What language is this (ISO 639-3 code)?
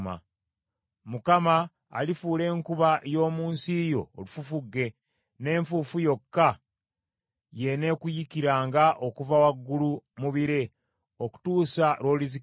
lug